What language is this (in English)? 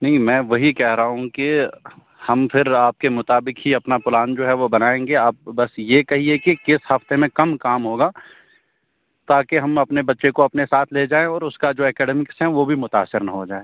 Urdu